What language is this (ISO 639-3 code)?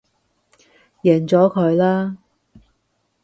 yue